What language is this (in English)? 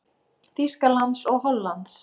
Icelandic